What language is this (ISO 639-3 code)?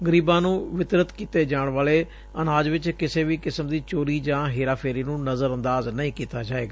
pan